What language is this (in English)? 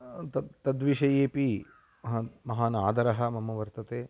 Sanskrit